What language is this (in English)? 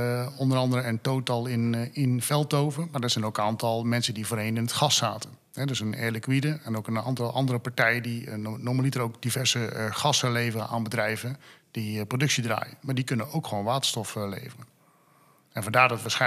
Dutch